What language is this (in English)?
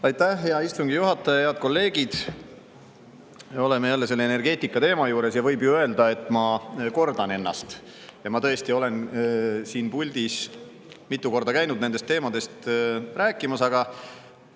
Estonian